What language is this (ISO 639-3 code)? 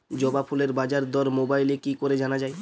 ben